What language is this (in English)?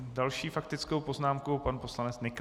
Czech